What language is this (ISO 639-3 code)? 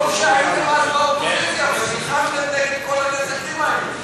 heb